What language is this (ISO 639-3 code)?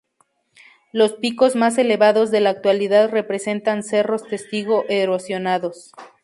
spa